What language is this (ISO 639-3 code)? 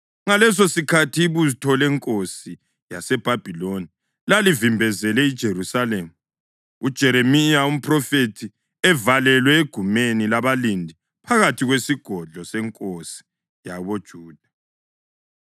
nde